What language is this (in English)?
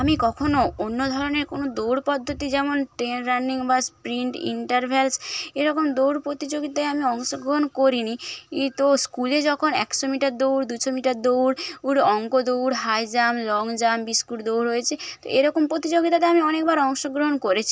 Bangla